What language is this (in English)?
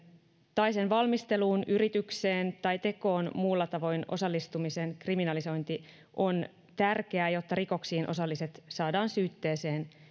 Finnish